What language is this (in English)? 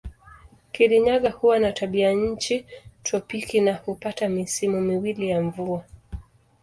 Swahili